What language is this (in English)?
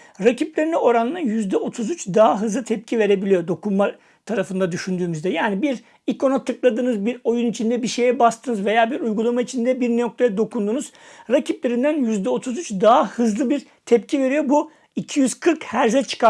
Turkish